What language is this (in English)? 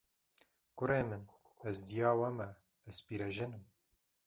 Kurdish